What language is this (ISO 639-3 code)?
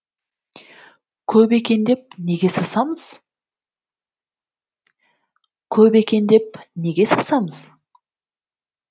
kaz